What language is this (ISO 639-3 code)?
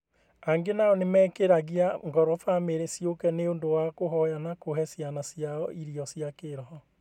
kik